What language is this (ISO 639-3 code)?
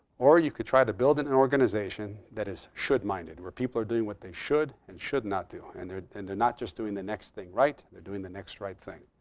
eng